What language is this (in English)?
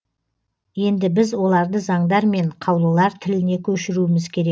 Kazakh